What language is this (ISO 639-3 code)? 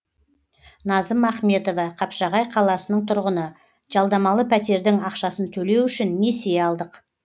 kaz